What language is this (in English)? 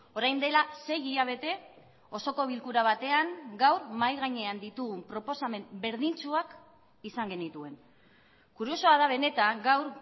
Basque